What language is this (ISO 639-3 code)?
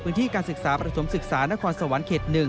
tha